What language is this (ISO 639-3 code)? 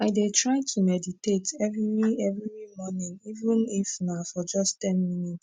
pcm